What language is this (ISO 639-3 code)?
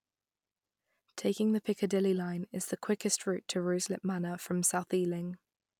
eng